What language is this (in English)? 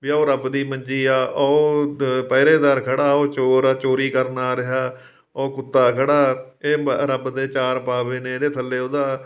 Punjabi